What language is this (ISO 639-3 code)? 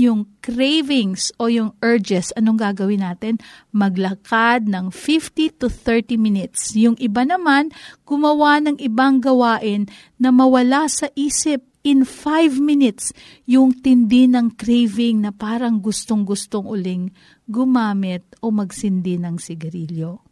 fil